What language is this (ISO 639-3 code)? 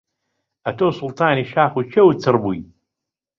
ckb